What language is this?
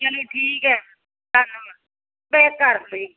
Punjabi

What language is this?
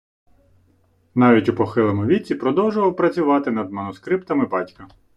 Ukrainian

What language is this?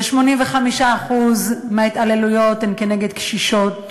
Hebrew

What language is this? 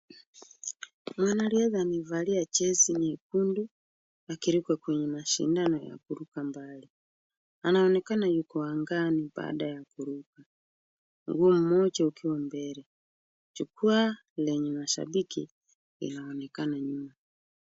Swahili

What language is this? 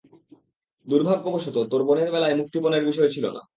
Bangla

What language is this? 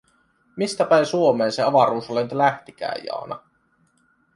Finnish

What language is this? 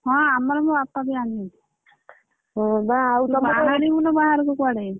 Odia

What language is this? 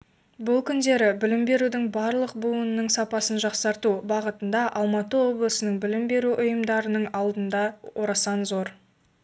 Kazakh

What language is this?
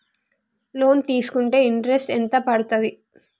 Telugu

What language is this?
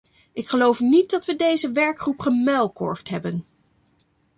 Dutch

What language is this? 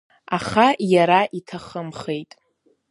Abkhazian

